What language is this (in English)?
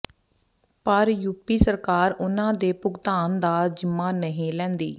Punjabi